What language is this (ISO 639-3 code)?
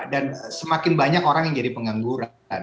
ind